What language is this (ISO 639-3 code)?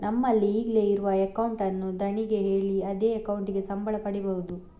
kan